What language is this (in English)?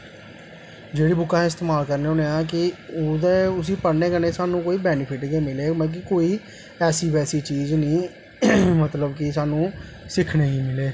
Dogri